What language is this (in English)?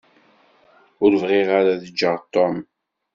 Kabyle